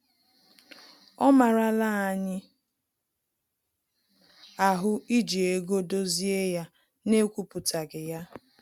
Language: Igbo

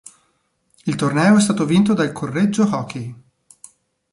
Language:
Italian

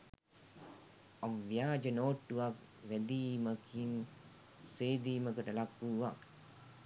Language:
Sinhala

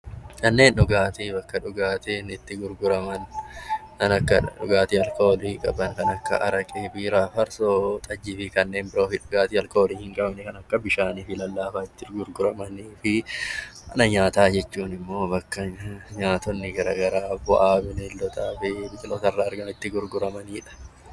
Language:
Oromo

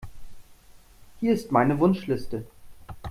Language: German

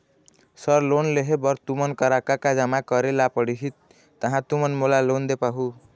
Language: Chhattisgarhi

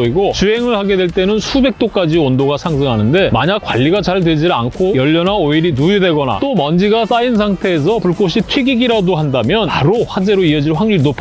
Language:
Korean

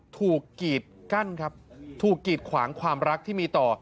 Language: Thai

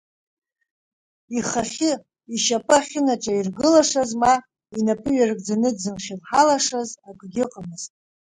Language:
Abkhazian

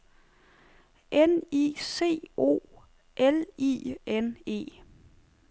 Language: Danish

